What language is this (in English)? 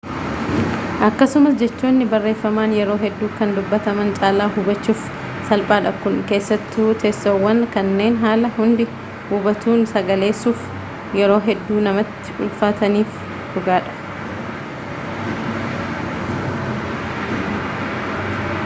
Oromo